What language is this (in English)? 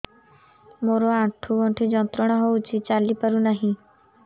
Odia